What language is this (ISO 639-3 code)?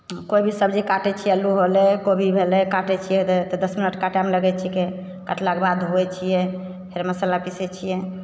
mai